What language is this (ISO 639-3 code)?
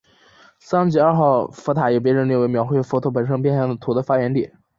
zho